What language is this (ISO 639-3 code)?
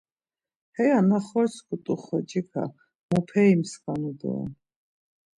lzz